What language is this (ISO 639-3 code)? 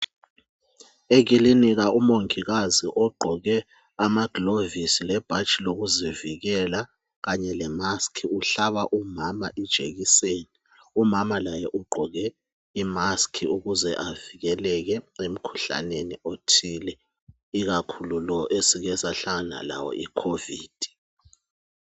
nde